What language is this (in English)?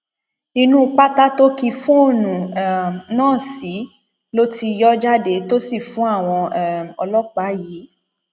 Yoruba